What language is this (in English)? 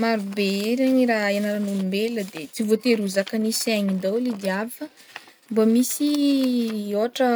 Northern Betsimisaraka Malagasy